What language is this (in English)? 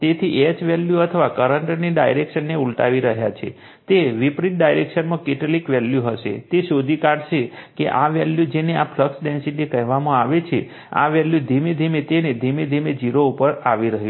Gujarati